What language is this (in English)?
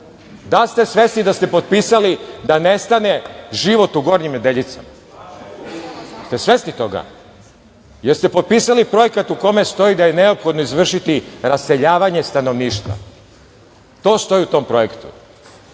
Serbian